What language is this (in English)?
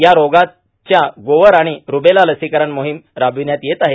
Marathi